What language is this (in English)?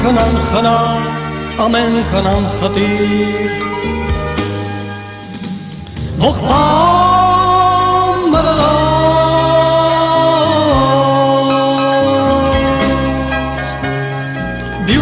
Turkish